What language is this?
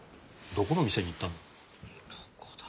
Japanese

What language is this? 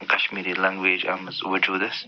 Kashmiri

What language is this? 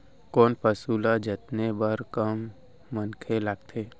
Chhattisgarhi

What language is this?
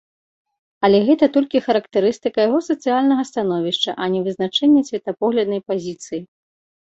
Belarusian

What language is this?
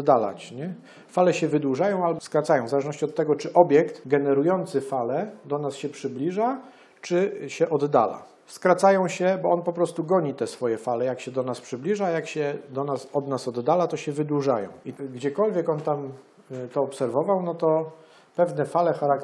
Polish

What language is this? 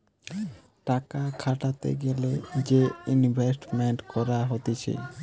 Bangla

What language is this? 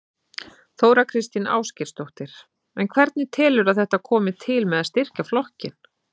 Icelandic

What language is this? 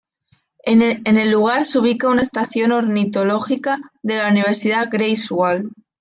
Spanish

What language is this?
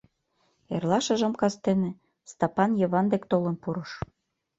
Mari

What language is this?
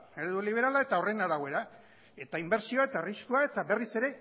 Basque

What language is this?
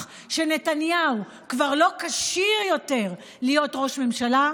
Hebrew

